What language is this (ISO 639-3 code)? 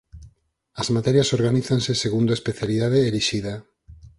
glg